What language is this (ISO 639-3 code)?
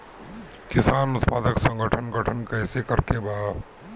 bho